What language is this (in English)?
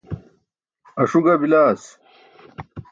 Burushaski